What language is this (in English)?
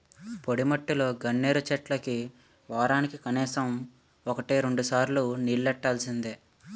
Telugu